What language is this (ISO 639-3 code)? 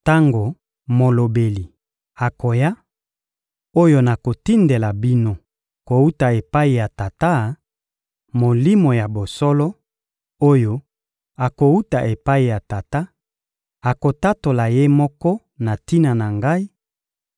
lin